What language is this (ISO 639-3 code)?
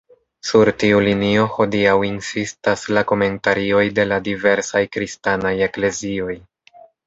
epo